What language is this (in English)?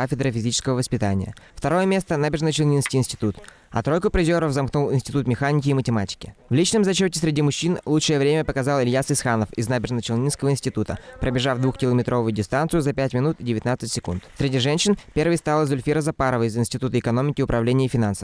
Russian